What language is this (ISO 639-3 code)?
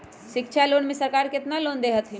mag